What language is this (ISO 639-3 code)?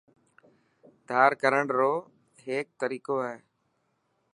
mki